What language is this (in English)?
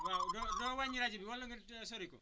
Wolof